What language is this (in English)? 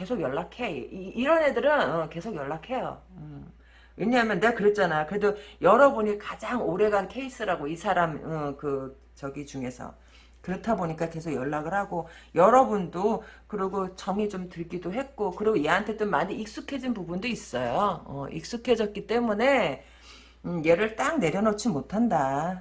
Korean